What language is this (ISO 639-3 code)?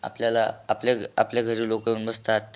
mar